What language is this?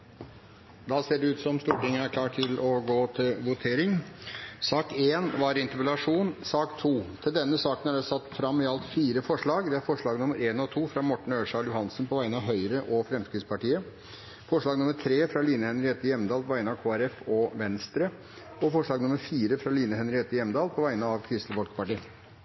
Norwegian Bokmål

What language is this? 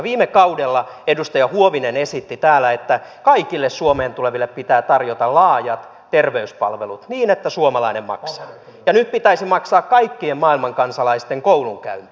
Finnish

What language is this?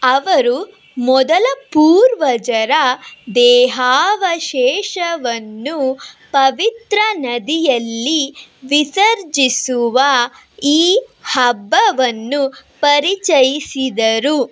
Kannada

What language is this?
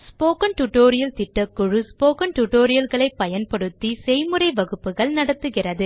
Tamil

